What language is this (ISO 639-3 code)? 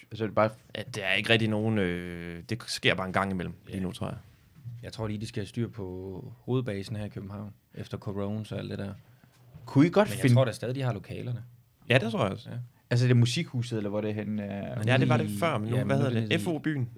dan